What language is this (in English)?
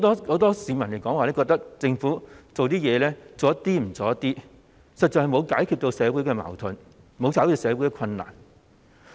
Cantonese